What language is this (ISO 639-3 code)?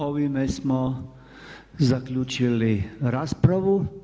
hrv